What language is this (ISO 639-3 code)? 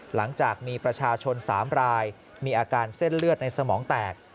tha